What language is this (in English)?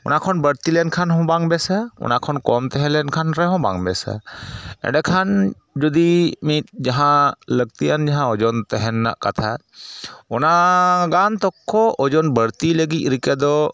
Santali